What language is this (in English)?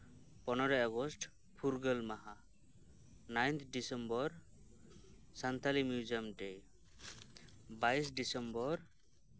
Santali